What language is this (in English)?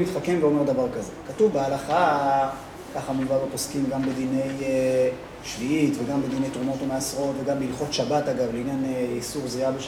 Hebrew